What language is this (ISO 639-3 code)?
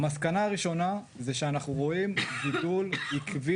heb